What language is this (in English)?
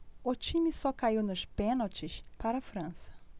Portuguese